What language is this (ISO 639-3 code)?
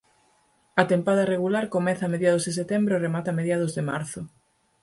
glg